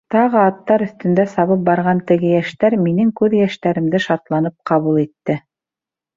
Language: Bashkir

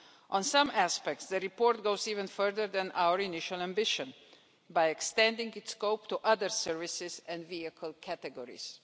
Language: English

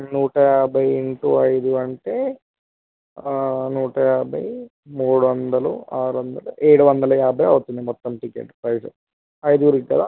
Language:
Telugu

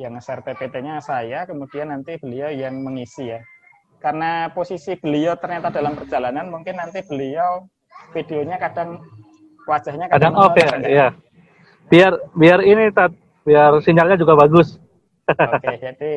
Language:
Indonesian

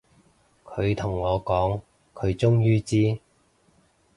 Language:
Cantonese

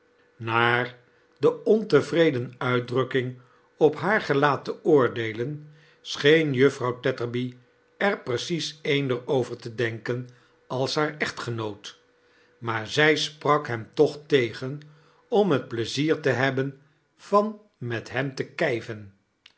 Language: Dutch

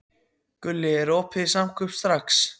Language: Icelandic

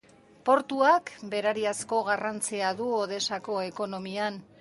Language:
Basque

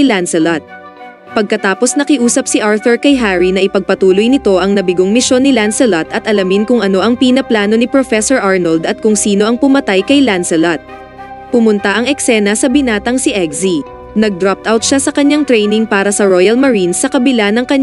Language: Filipino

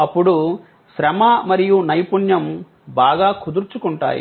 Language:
Telugu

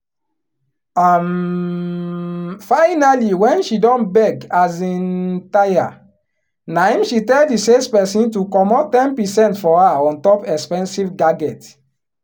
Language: Nigerian Pidgin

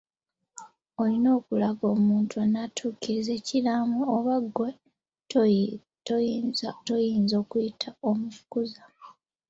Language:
Ganda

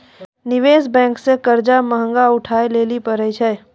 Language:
Maithili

